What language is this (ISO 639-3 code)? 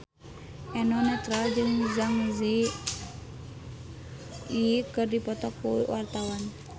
sun